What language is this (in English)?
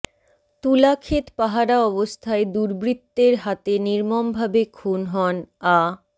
Bangla